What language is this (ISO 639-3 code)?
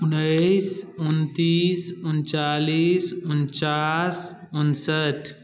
mai